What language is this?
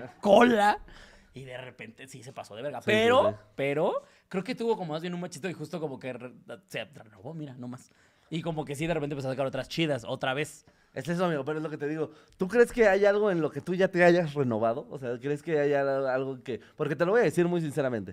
Spanish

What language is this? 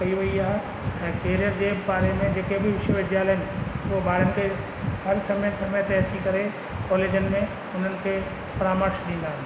Sindhi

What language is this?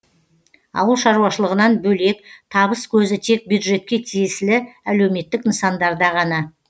Kazakh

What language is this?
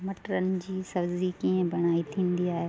Sindhi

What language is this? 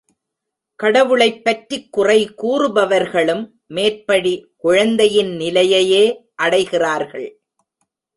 Tamil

